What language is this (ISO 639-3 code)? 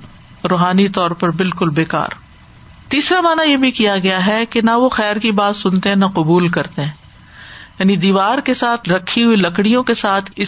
urd